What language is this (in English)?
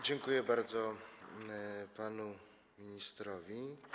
Polish